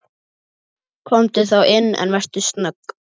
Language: Icelandic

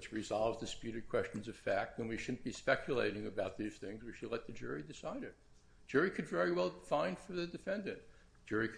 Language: English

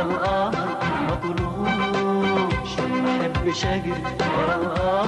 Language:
Arabic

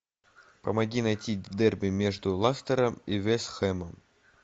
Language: Russian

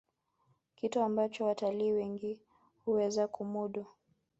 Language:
Swahili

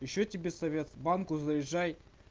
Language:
Russian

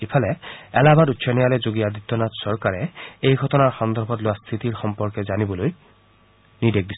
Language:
Assamese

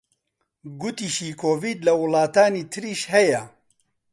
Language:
Central Kurdish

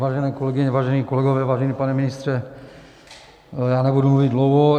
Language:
Czech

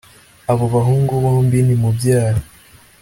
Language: Kinyarwanda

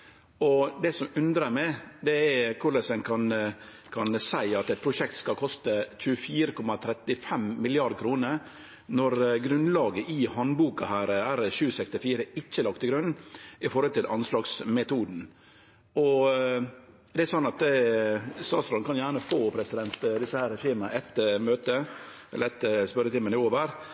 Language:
Norwegian Nynorsk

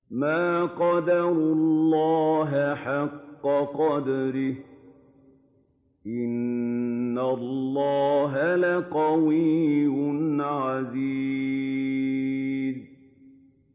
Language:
Arabic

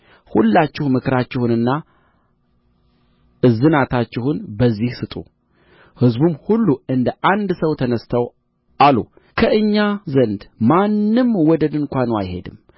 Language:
Amharic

